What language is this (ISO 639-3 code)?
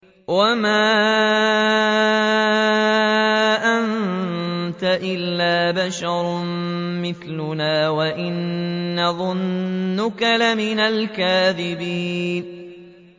ara